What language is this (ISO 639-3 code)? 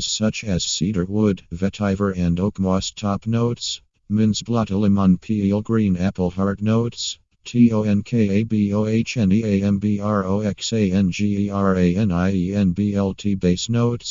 eng